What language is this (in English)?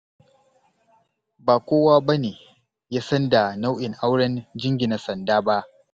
Hausa